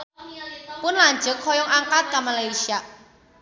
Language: Sundanese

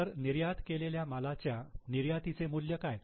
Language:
Marathi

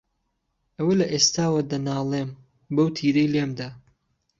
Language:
Central Kurdish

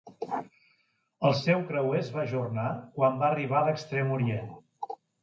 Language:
Catalan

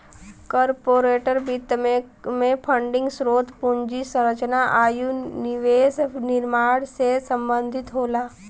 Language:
Bhojpuri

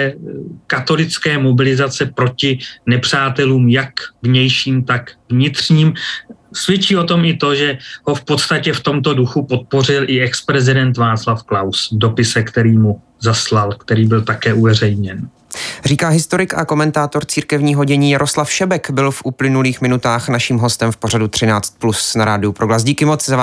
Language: Czech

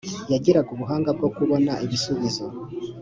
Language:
Kinyarwanda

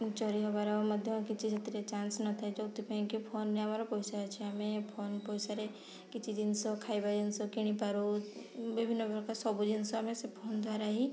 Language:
Odia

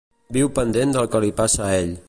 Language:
Catalan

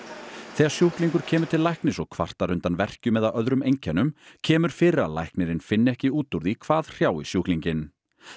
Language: Icelandic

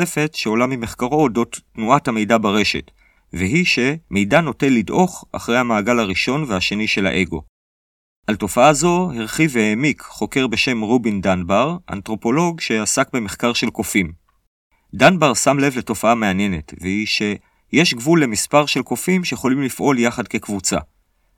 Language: Hebrew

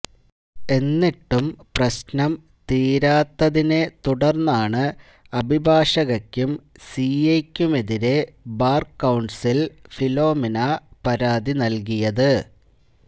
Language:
Malayalam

